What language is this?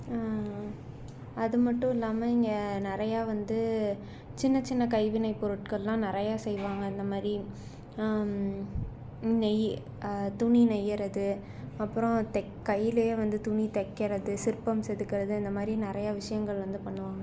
Tamil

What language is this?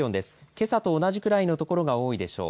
Japanese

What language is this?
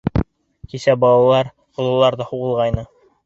Bashkir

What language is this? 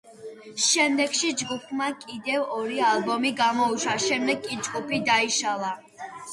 Georgian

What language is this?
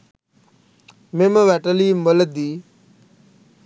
Sinhala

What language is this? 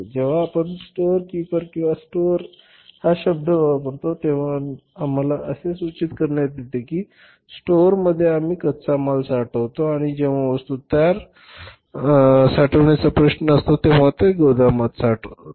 Marathi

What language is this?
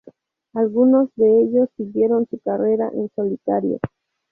Spanish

